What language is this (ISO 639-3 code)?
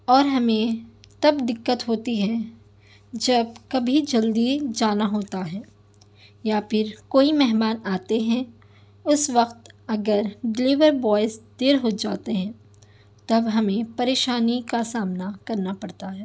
urd